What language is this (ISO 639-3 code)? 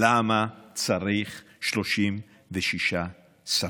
heb